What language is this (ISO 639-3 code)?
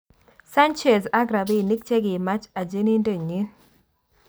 kln